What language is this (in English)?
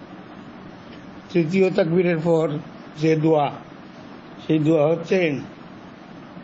Hindi